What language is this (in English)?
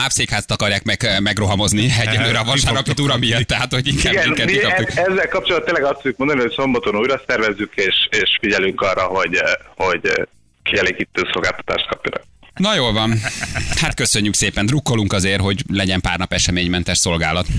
Hungarian